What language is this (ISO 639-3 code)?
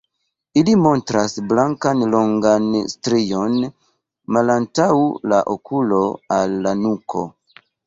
epo